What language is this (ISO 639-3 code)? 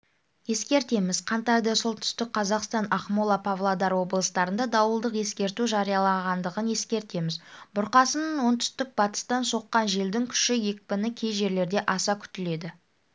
kaz